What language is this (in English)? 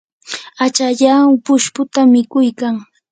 Yanahuanca Pasco Quechua